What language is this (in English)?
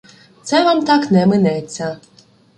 Ukrainian